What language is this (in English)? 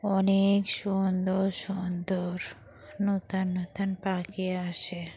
Bangla